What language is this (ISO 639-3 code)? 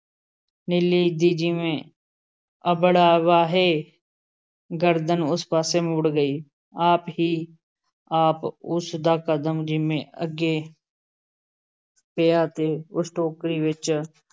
pan